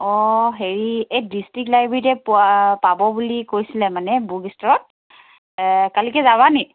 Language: Assamese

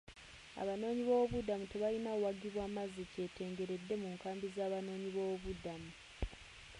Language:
Ganda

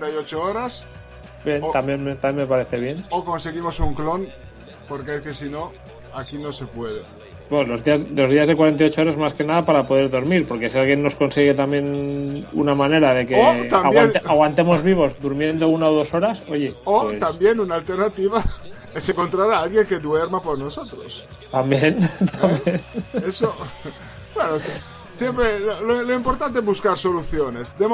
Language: Spanish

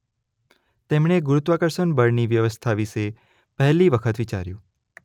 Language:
Gujarati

